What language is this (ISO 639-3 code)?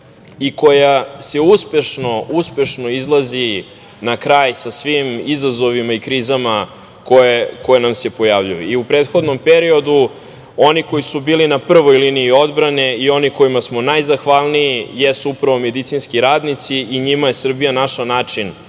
srp